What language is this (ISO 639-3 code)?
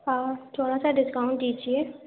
urd